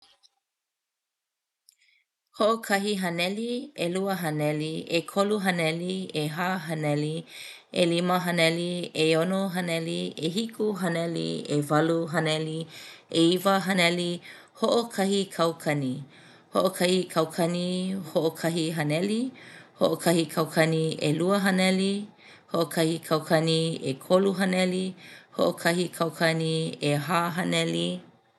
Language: Hawaiian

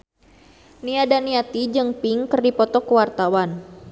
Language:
Sundanese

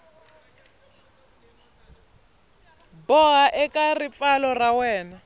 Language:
Tsonga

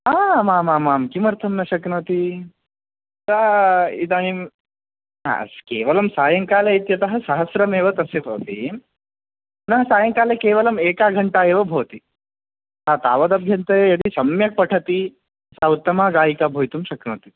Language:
Sanskrit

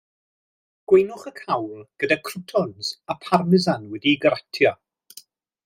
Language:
Welsh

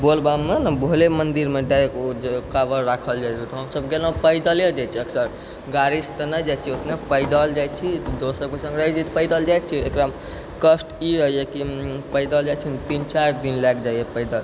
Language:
Maithili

